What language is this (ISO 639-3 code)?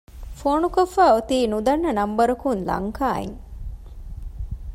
div